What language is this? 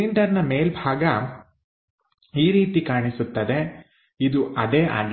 Kannada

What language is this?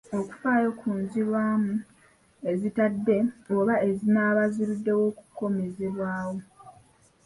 Ganda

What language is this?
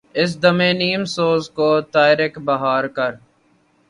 Urdu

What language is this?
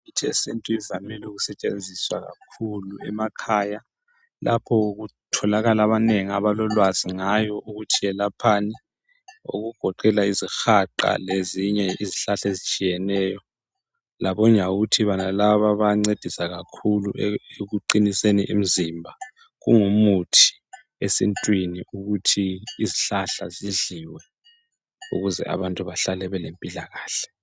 North Ndebele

